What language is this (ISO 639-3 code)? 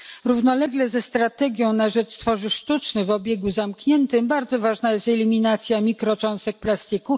pol